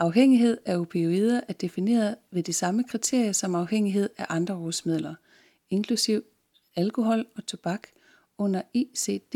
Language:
Danish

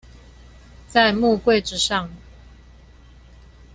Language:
Chinese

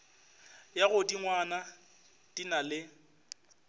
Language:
Northern Sotho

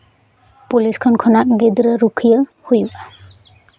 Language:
Santali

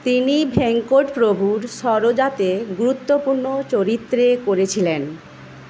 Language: Bangla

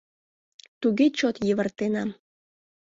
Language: Mari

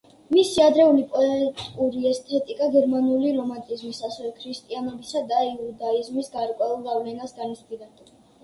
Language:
Georgian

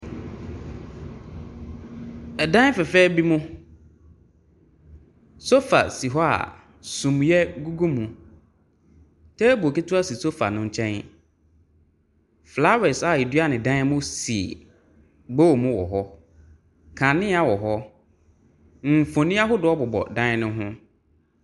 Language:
Akan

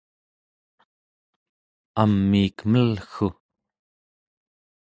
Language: Central Yupik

